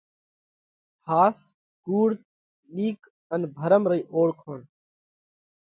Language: Parkari Koli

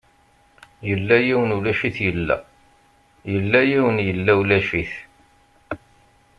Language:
Kabyle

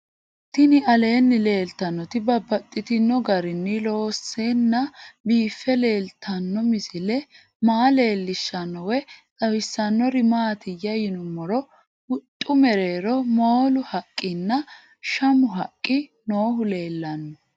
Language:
Sidamo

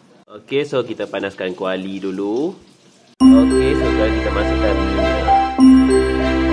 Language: Malay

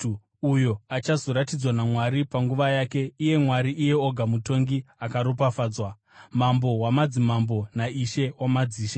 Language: Shona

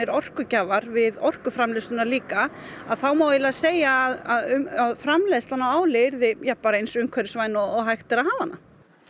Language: Icelandic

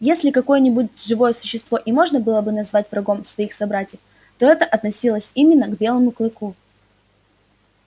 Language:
Russian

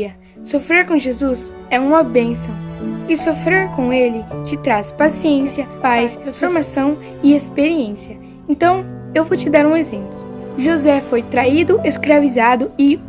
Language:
Portuguese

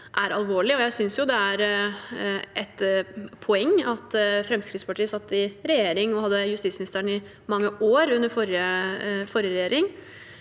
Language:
Norwegian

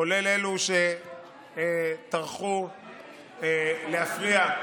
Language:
Hebrew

